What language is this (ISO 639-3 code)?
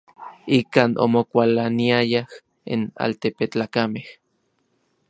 nlv